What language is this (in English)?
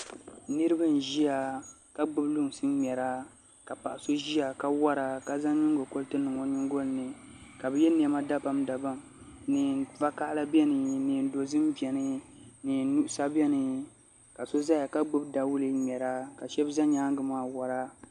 Dagbani